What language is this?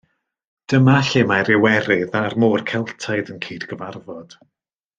Welsh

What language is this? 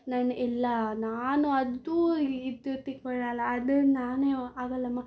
Kannada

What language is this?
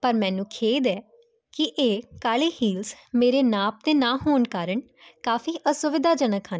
Punjabi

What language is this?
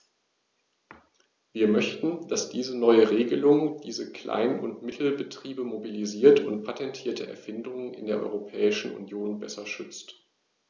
German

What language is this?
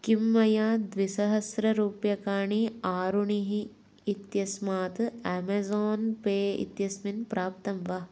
Sanskrit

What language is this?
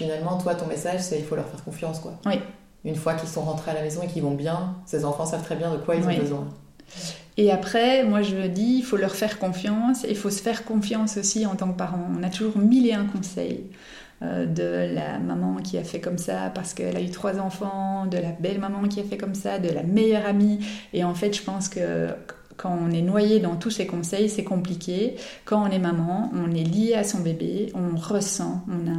French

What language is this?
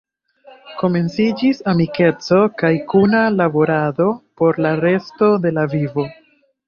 Esperanto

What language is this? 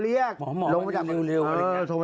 Thai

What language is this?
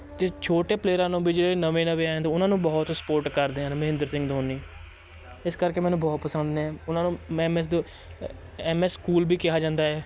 Punjabi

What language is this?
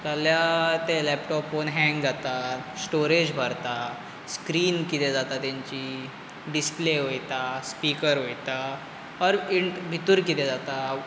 Konkani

